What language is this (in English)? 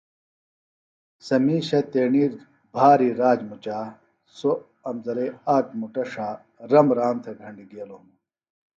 Phalura